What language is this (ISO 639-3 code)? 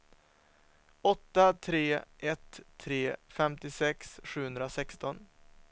swe